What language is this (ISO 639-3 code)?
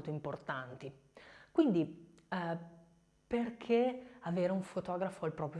ita